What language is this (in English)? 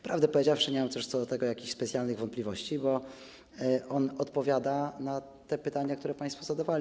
Polish